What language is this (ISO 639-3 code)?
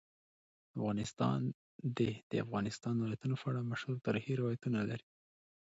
pus